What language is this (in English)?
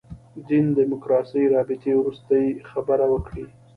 Pashto